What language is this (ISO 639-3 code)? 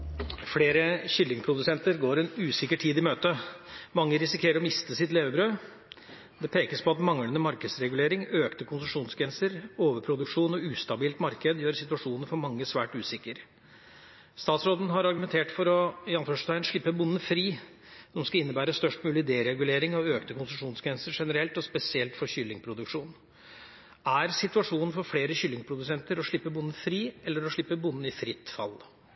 nob